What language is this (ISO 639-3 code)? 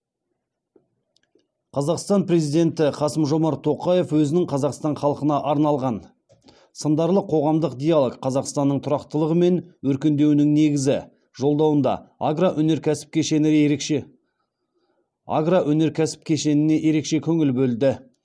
kaz